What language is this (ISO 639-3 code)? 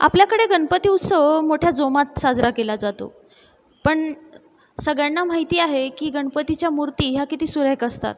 mar